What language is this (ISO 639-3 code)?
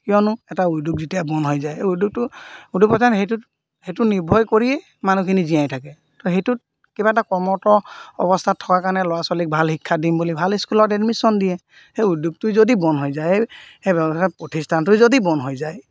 asm